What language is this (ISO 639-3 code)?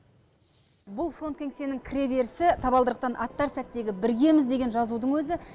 kaz